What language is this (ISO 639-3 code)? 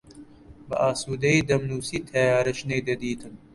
ckb